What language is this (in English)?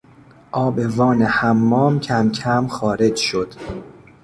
Persian